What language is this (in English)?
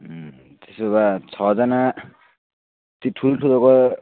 Nepali